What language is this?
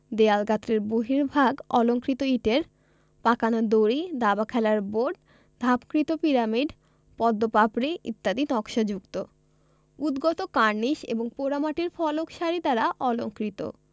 Bangla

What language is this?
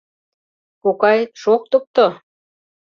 Mari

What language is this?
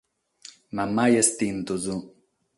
Sardinian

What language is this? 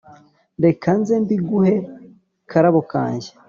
Kinyarwanda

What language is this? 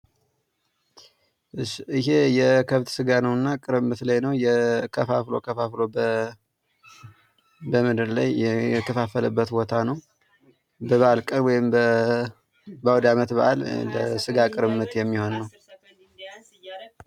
Amharic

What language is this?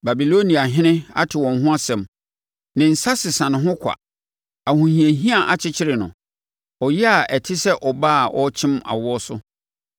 Akan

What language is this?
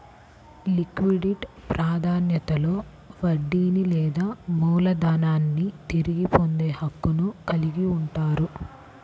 Telugu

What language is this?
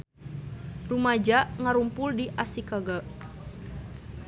Sundanese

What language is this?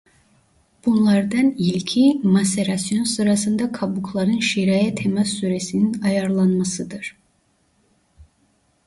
Turkish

